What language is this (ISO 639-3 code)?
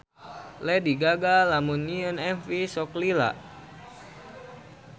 sun